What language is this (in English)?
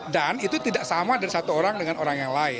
Indonesian